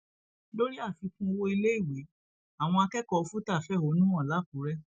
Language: Yoruba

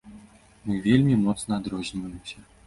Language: Belarusian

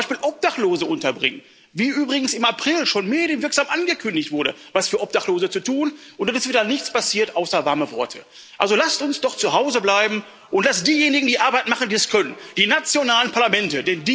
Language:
German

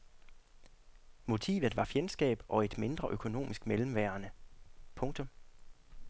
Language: Danish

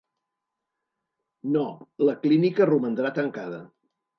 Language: Catalan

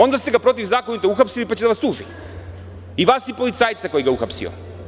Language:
Serbian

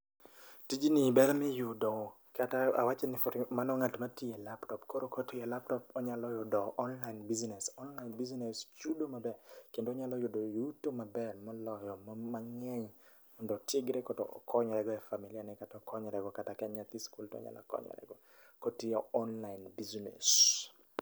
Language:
Luo (Kenya and Tanzania)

